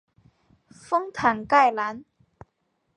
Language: Chinese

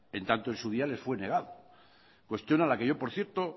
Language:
Spanish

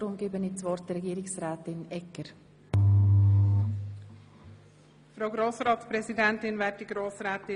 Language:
Swiss German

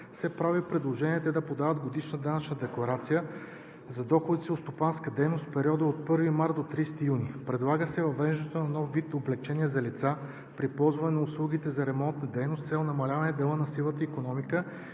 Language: Bulgarian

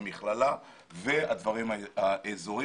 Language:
Hebrew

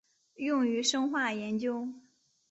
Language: Chinese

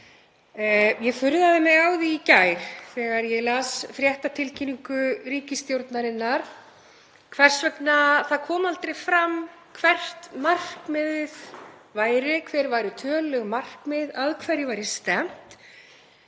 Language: Icelandic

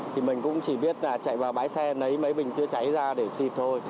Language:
Vietnamese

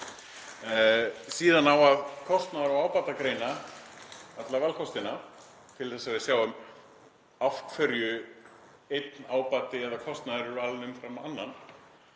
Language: Icelandic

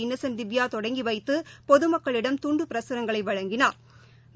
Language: Tamil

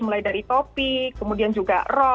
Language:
Indonesian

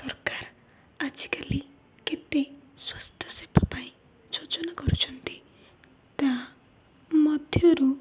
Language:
Odia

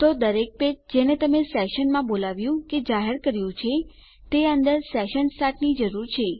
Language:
Gujarati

